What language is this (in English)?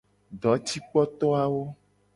Gen